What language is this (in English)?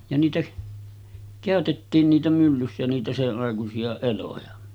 Finnish